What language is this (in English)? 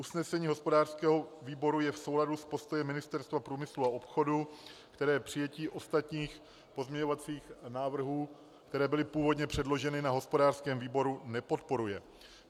Czech